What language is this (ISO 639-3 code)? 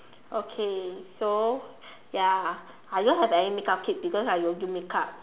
eng